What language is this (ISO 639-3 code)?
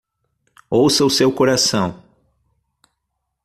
por